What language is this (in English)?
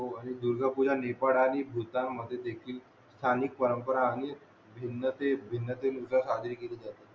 Marathi